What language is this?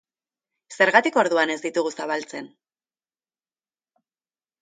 Basque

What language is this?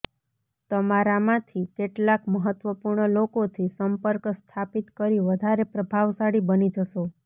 Gujarati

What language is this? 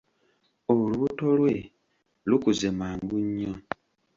Ganda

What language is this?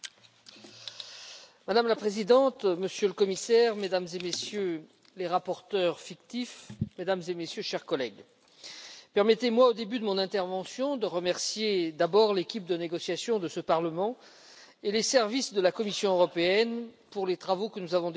French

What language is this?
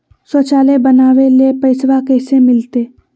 Magahi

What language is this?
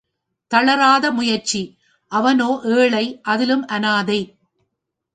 Tamil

